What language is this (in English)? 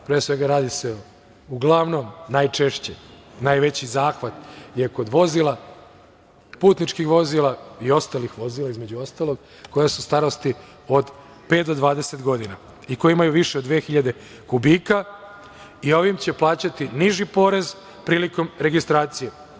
Serbian